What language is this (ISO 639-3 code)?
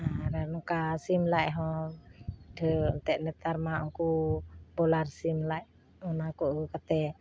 sat